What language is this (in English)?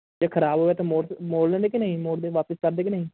Punjabi